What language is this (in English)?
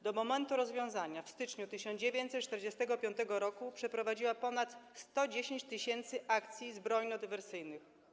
Polish